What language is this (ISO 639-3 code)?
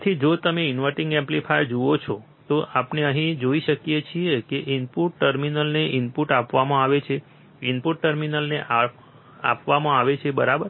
guj